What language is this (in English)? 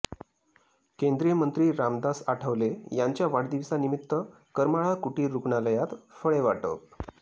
Marathi